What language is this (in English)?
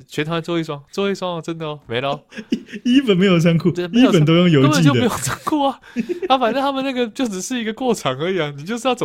Chinese